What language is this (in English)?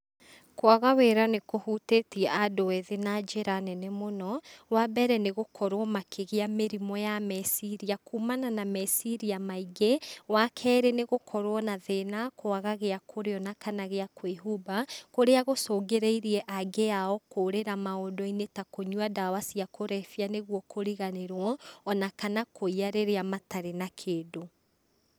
Kikuyu